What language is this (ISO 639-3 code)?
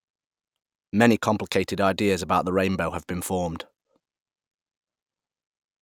eng